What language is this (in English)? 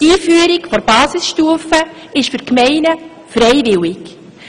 Swiss German